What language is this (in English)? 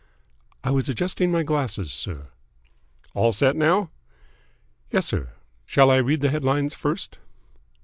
English